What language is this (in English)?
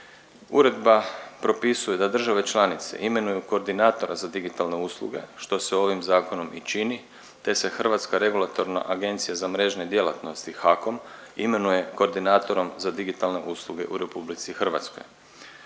Croatian